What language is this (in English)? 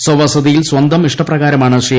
Malayalam